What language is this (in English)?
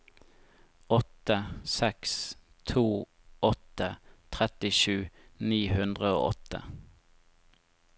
Norwegian